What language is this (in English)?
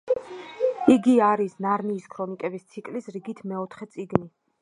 Georgian